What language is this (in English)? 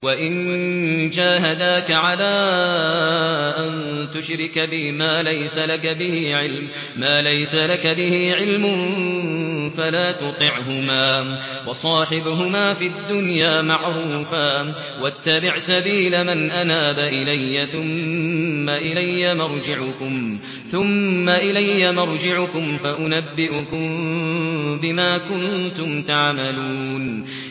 Arabic